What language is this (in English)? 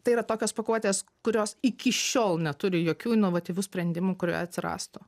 Lithuanian